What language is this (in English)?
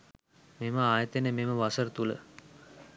Sinhala